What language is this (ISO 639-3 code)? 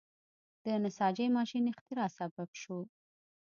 pus